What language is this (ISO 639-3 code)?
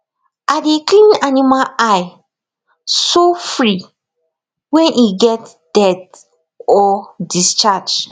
pcm